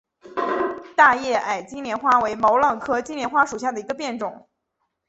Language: Chinese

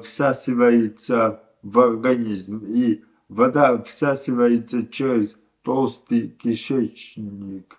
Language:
Russian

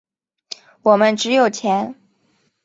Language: Chinese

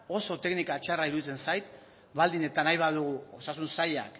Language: Basque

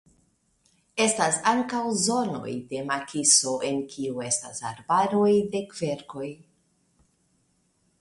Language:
Esperanto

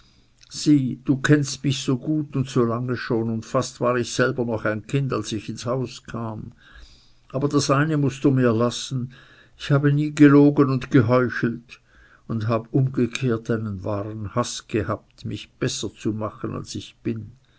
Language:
German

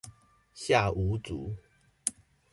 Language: Chinese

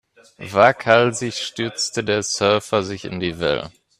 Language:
German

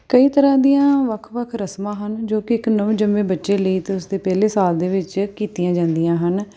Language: Punjabi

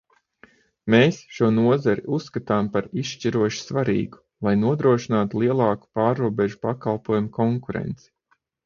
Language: Latvian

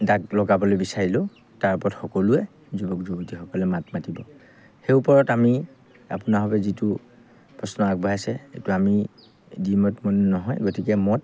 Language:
Assamese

